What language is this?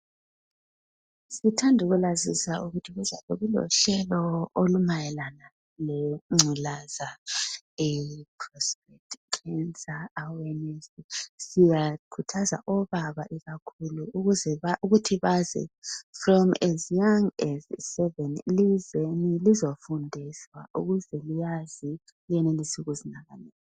North Ndebele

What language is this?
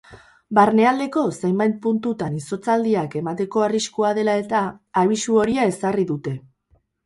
Basque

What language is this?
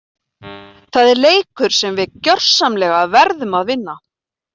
Icelandic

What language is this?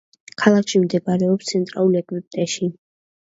Georgian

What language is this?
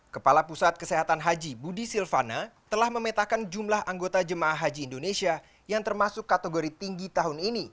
Indonesian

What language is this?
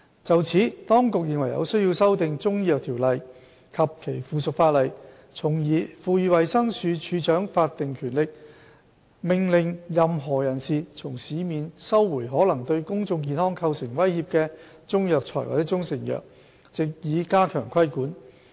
Cantonese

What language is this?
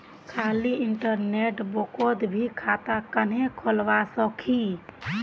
Magahi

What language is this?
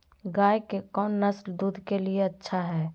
Magahi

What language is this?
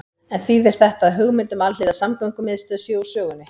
Icelandic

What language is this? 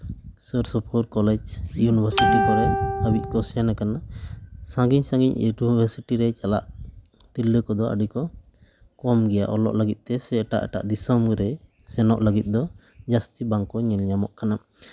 Santali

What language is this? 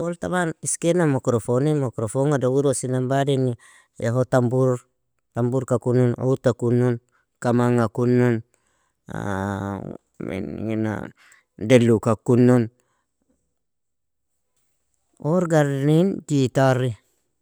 Nobiin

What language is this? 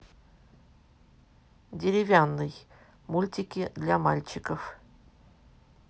Russian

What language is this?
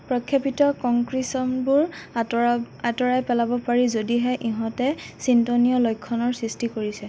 Assamese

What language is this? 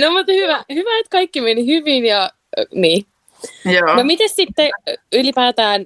Finnish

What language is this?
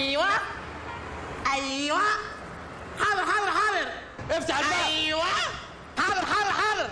Arabic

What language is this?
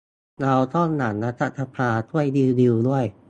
Thai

